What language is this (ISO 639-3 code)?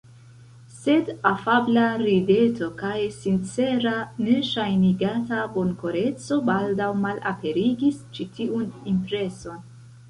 epo